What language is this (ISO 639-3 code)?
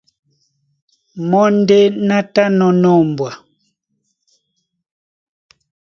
dua